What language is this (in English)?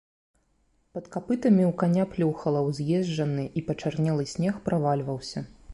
Belarusian